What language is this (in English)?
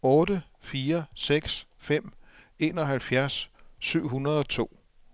Danish